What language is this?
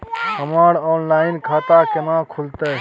Maithili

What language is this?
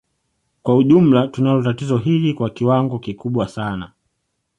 Swahili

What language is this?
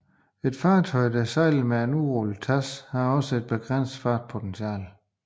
Danish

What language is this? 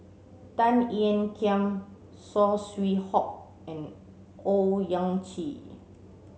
English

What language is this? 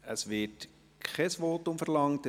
Swiss German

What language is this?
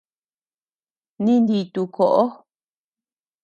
Tepeuxila Cuicatec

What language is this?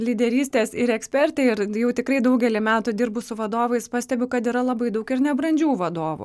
Lithuanian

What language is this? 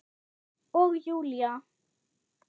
Icelandic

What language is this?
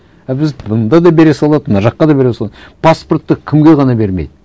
Kazakh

